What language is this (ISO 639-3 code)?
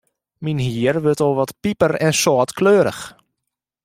fry